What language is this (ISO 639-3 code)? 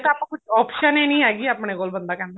pan